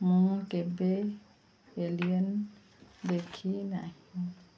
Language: Odia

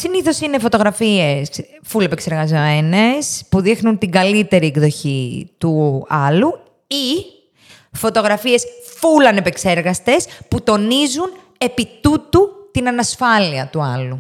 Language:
Greek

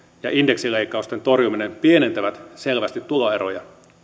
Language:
Finnish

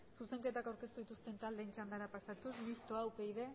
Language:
Basque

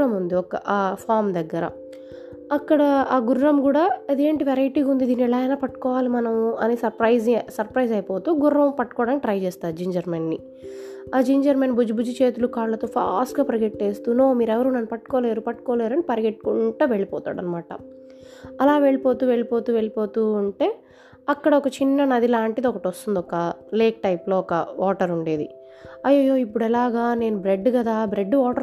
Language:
Telugu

